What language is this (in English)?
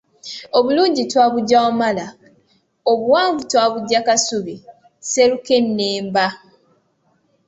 Ganda